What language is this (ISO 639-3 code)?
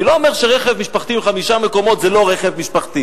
heb